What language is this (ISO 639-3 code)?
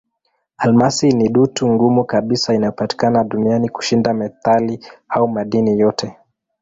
swa